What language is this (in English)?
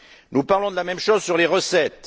French